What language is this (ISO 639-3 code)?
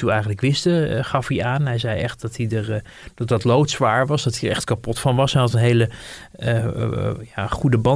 nld